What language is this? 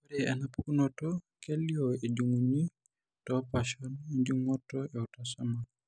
Masai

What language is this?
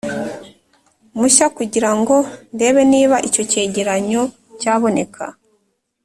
Kinyarwanda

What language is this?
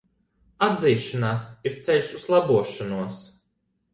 Latvian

